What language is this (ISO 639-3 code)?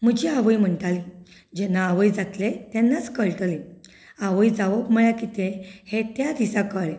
kok